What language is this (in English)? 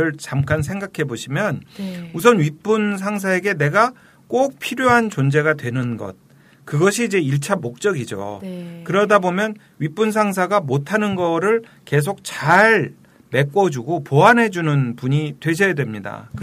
Korean